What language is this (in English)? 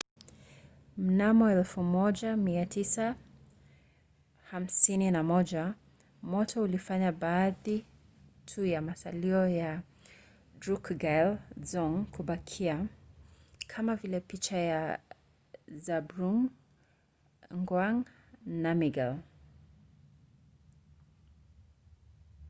Swahili